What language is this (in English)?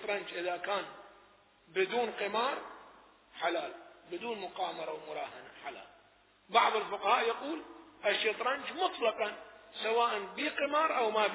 Arabic